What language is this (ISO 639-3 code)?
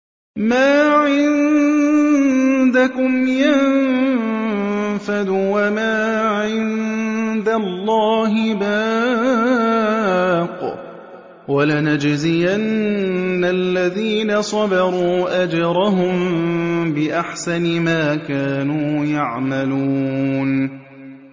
ara